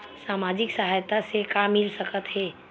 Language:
Chhattisgarhi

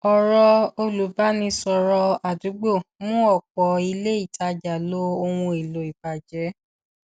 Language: Yoruba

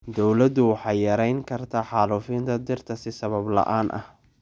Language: Somali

